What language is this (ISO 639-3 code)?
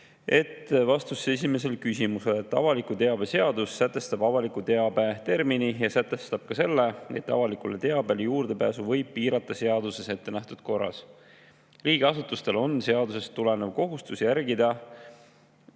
est